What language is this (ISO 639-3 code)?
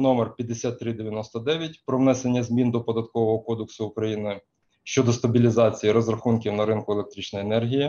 ukr